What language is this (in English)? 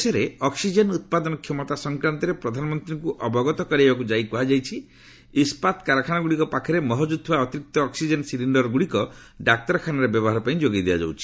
Odia